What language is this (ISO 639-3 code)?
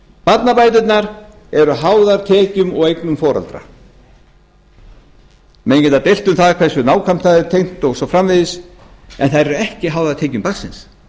isl